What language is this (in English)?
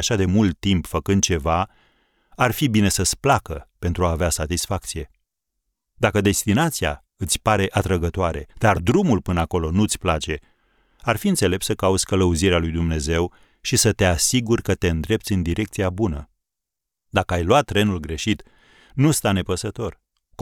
Romanian